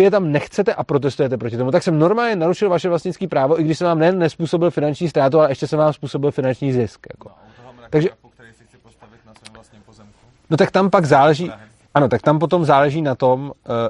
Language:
Czech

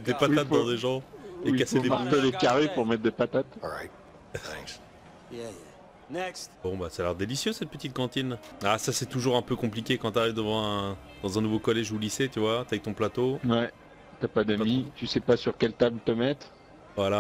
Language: French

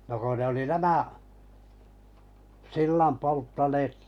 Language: Finnish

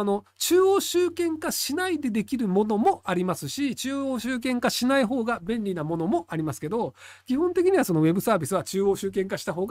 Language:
Japanese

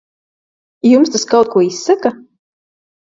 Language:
Latvian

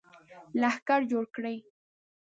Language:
Pashto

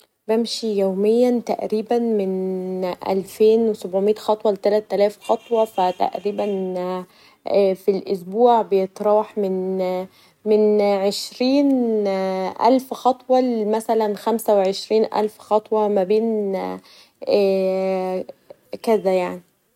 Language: Egyptian Arabic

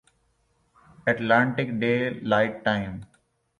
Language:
Urdu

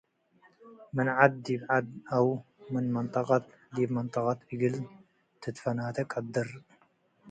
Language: Tigre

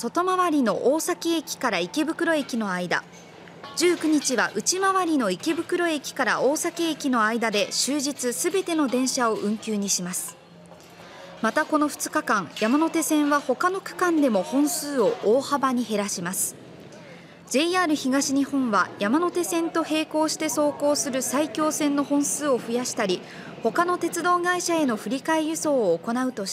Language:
Japanese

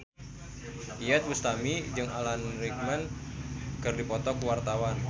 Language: Sundanese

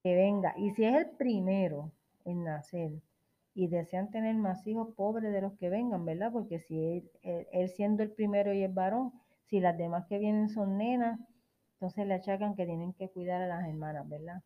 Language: Spanish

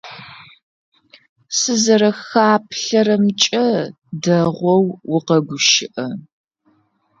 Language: Adyghe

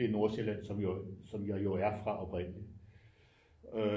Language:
Danish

